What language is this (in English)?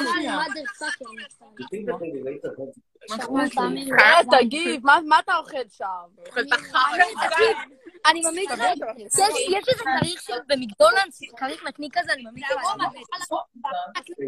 Hebrew